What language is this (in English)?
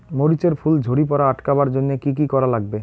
Bangla